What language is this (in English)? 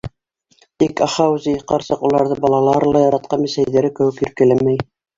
Bashkir